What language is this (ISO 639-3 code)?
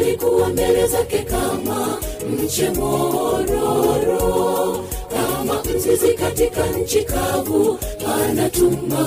swa